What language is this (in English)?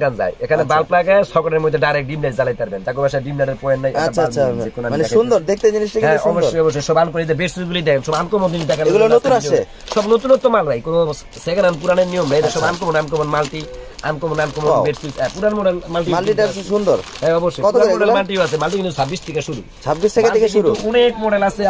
Bangla